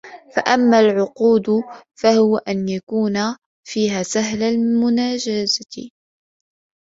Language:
Arabic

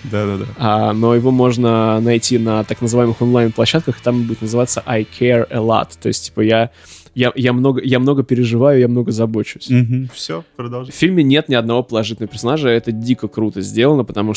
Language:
Russian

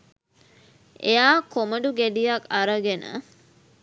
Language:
Sinhala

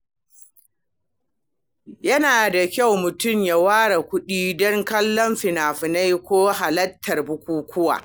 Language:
Hausa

